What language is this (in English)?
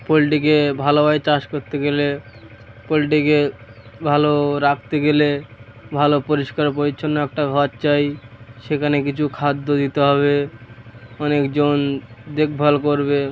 Bangla